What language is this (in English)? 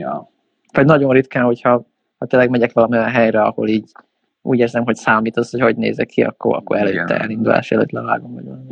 Hungarian